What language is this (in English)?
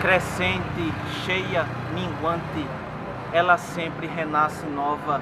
Portuguese